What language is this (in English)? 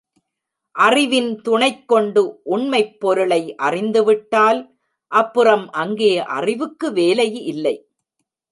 Tamil